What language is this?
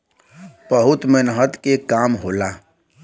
Bhojpuri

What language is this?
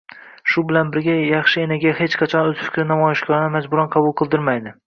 Uzbek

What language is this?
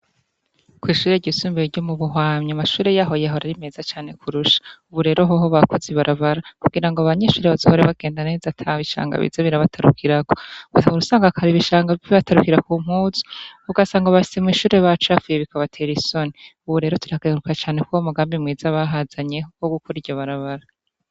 Rundi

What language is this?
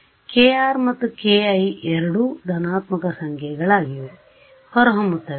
Kannada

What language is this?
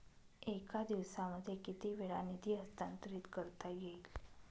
Marathi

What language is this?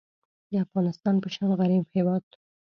Pashto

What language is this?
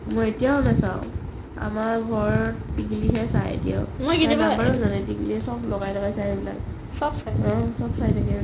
Assamese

